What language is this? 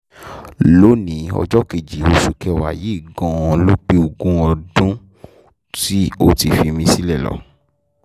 Yoruba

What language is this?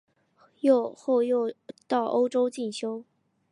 Chinese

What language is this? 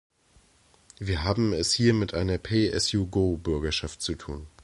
German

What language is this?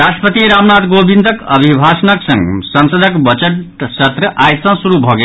Maithili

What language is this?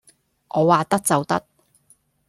Cantonese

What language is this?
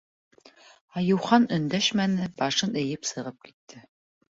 Bashkir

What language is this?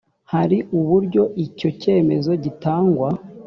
Kinyarwanda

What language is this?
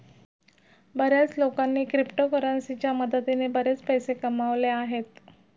Marathi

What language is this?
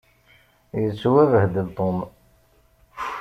Kabyle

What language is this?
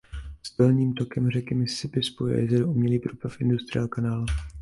Czech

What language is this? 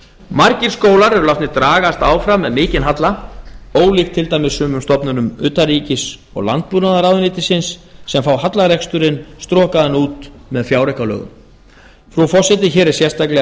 Icelandic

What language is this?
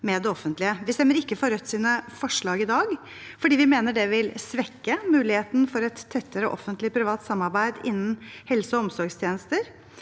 Norwegian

